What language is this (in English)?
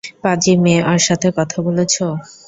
Bangla